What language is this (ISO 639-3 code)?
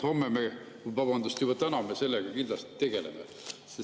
est